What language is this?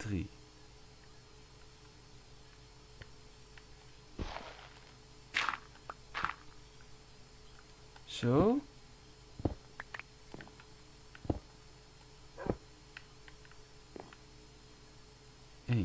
Dutch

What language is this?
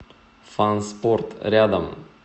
Russian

